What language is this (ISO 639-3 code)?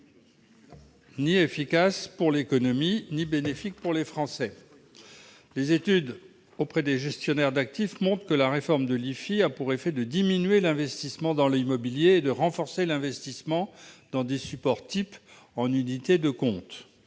fra